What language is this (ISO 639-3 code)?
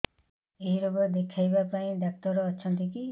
ori